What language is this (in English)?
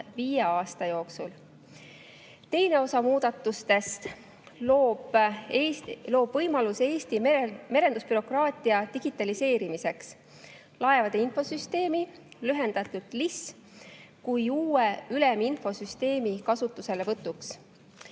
Estonian